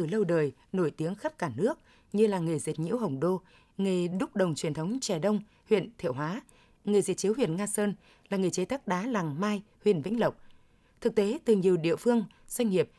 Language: Vietnamese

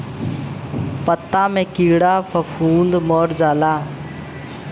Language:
Bhojpuri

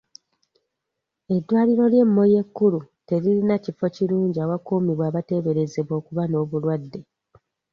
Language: Ganda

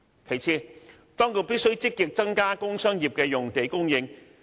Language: Cantonese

